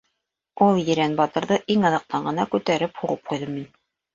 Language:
Bashkir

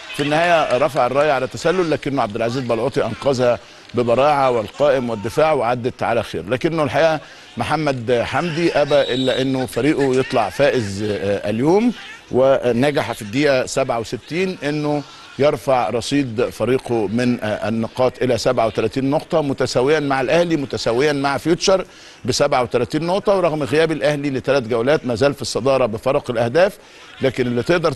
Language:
Arabic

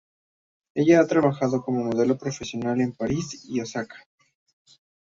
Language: Spanish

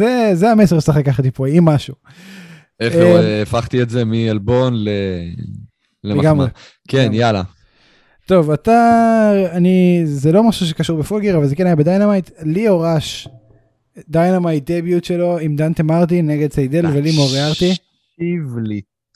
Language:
Hebrew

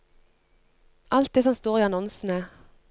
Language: Norwegian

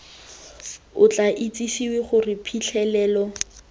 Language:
Tswana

